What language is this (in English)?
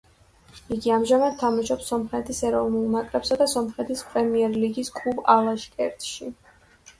Georgian